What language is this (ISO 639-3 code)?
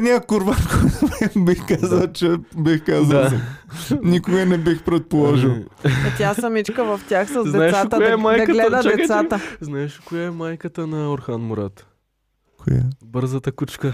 bul